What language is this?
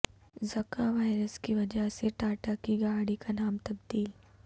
Urdu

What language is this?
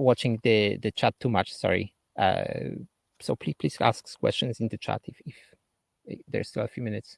English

